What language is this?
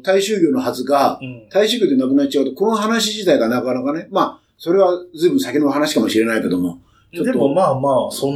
Japanese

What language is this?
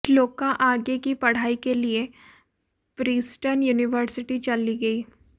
Hindi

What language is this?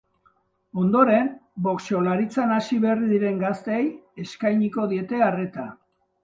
Basque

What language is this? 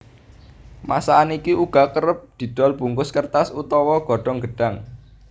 Javanese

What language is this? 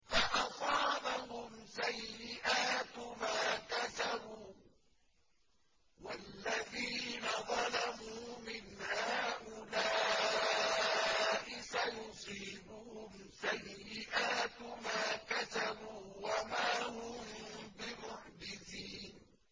Arabic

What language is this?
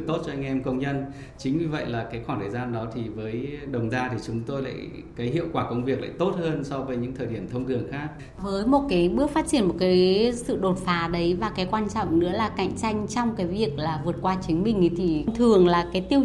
Vietnamese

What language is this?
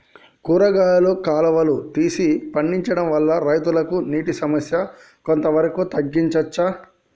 Telugu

